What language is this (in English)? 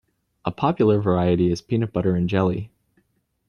English